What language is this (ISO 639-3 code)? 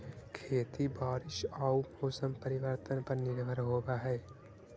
mag